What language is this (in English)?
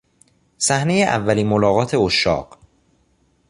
Persian